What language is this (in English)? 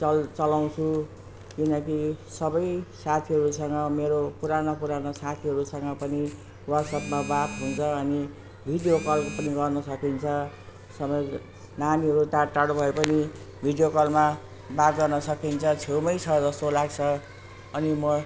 Nepali